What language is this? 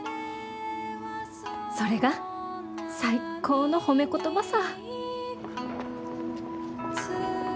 Japanese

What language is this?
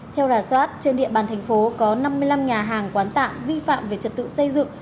Vietnamese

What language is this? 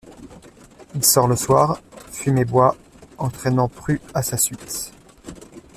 French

